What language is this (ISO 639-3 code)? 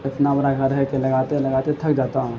urd